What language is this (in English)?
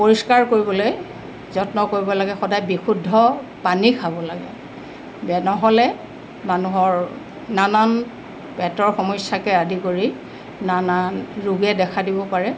Assamese